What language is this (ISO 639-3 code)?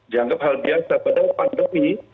ind